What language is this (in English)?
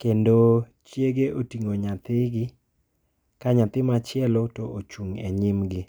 Luo (Kenya and Tanzania)